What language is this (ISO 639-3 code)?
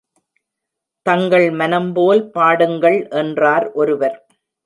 tam